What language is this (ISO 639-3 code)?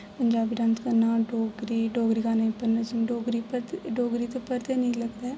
doi